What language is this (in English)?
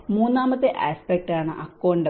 Malayalam